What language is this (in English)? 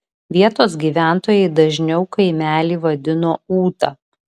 Lithuanian